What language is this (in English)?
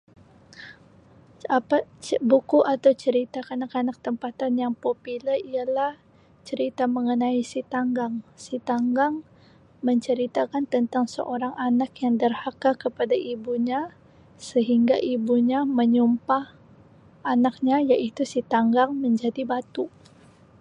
Sabah Malay